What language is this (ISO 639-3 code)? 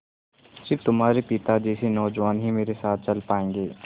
hin